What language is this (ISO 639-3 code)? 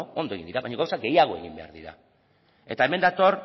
eus